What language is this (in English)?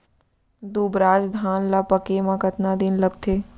Chhattisgarhi